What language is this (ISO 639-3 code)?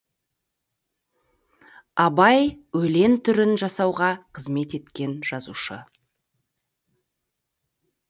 kaz